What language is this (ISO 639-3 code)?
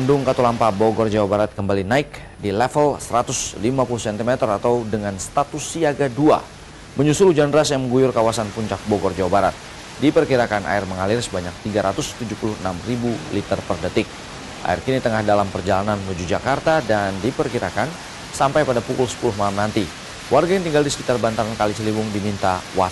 ind